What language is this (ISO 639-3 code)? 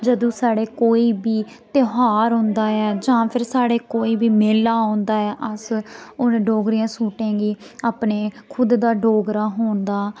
doi